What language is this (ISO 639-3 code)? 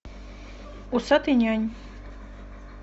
rus